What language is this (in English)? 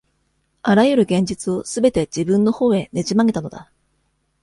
Japanese